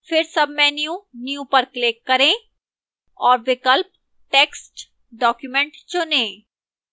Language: Hindi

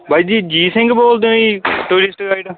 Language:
Punjabi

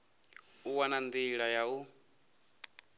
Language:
Venda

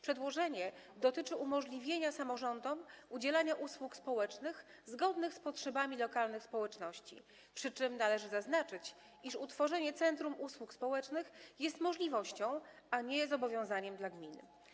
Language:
Polish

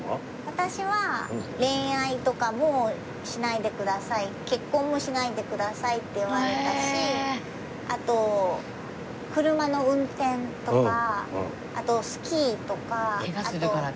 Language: Japanese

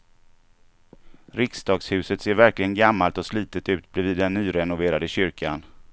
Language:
Swedish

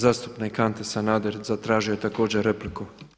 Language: Croatian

